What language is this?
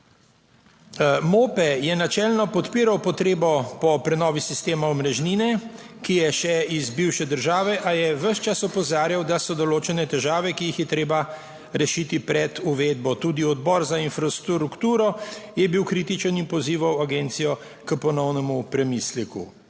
Slovenian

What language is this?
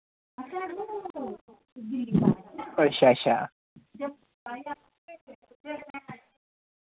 Dogri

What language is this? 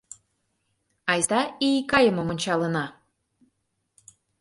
Mari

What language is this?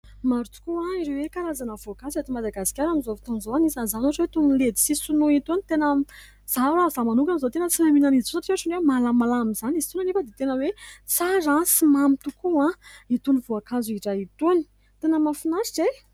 Malagasy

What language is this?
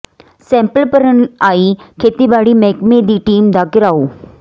Punjabi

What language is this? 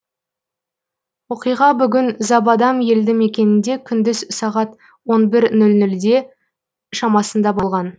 Kazakh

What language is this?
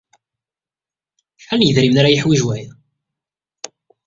Kabyle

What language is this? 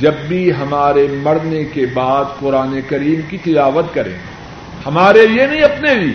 Urdu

